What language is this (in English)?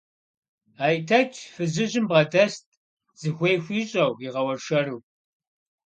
Kabardian